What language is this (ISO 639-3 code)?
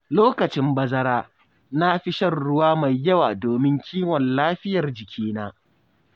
hau